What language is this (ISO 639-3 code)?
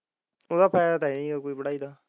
pan